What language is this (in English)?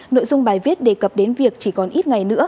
Vietnamese